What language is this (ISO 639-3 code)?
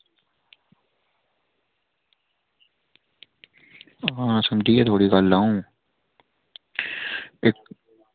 doi